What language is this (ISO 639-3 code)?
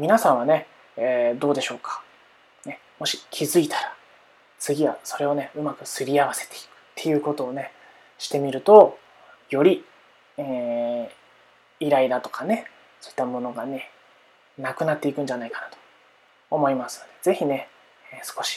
jpn